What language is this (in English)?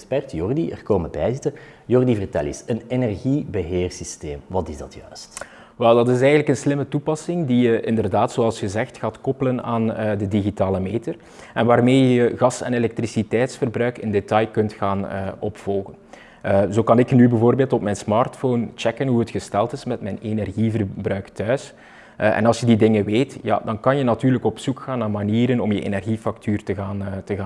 Dutch